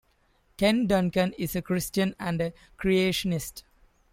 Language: English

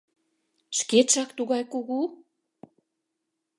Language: Mari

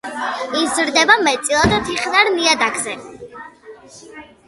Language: Georgian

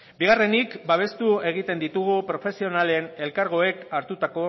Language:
Basque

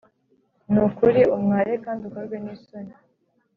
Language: Kinyarwanda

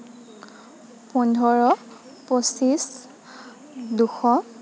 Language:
Assamese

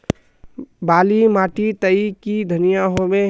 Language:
Magahi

